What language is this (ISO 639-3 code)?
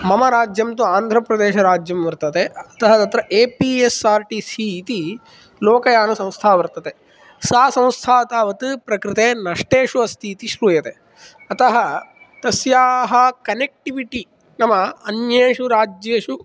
san